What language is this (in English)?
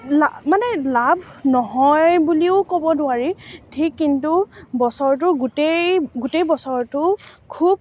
Assamese